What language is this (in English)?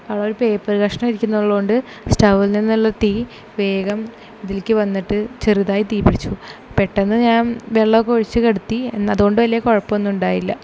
Malayalam